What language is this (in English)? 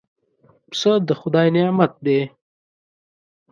Pashto